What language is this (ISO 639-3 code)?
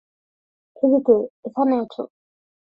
ben